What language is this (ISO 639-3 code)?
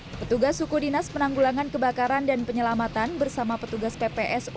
ind